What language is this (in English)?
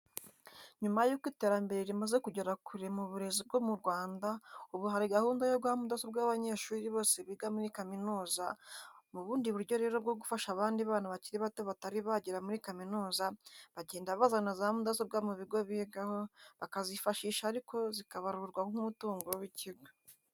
Kinyarwanda